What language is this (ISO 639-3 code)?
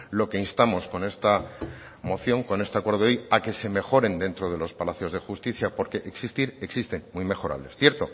spa